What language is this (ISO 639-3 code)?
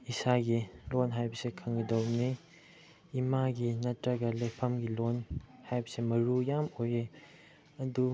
mni